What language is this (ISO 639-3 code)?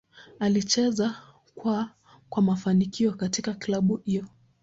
swa